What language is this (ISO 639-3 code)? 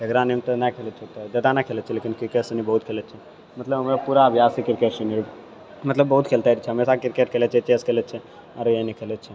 mai